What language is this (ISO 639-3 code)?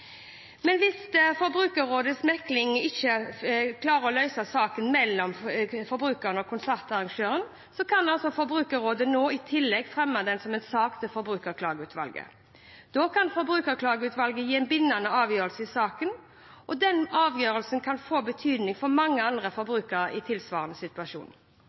nob